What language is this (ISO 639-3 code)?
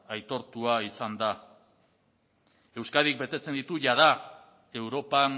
eus